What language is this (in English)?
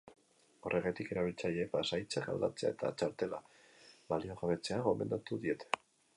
Basque